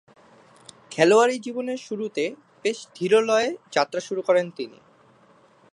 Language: Bangla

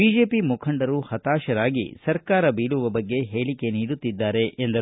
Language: Kannada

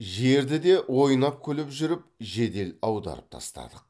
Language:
Kazakh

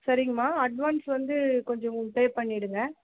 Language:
Tamil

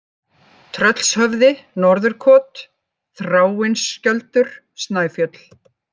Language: Icelandic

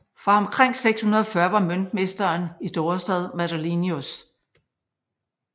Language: Danish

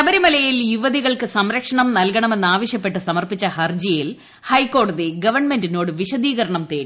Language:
Malayalam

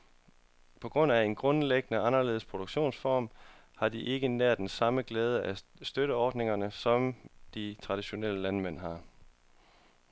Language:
Danish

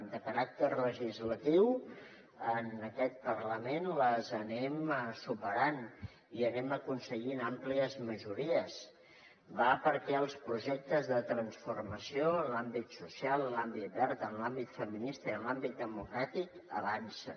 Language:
Catalan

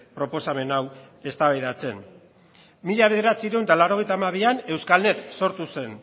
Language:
Basque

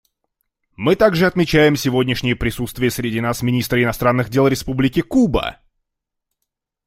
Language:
Russian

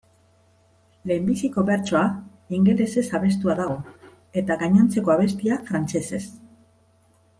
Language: Basque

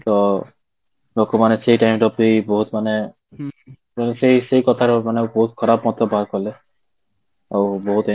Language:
Odia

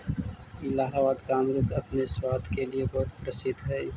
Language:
Magahi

